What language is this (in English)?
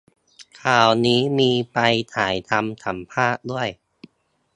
Thai